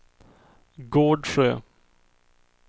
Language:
Swedish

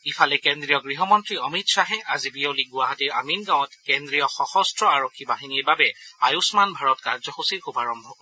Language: Assamese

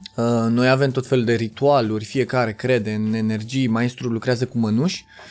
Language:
Romanian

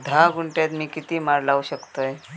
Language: Marathi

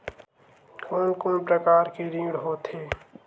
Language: Chhattisgarhi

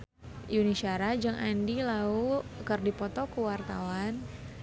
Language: Sundanese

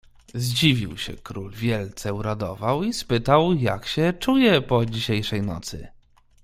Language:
Polish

